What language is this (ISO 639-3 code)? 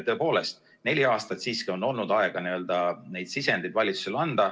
est